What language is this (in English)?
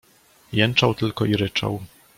Polish